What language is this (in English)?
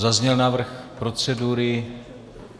Czech